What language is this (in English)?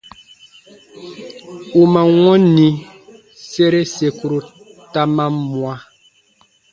Baatonum